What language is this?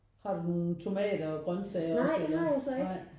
Danish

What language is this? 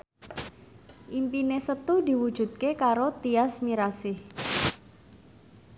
Javanese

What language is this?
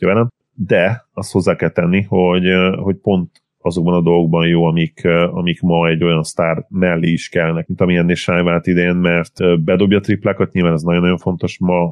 Hungarian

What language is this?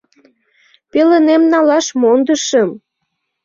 Mari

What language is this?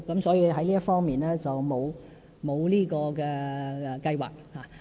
Cantonese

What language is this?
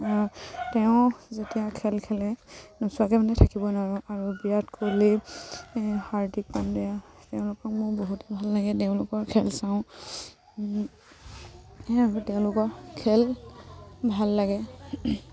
Assamese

